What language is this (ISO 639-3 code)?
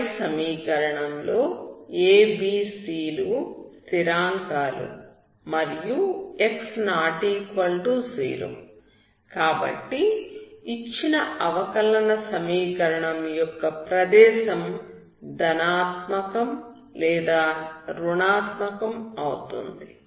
tel